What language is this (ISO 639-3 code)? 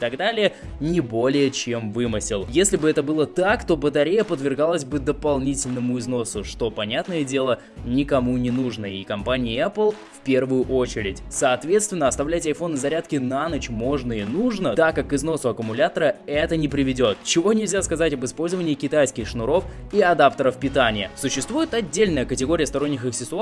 rus